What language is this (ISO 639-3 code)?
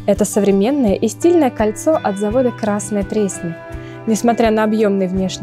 rus